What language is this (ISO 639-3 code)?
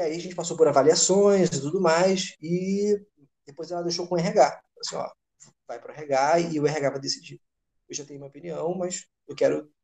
por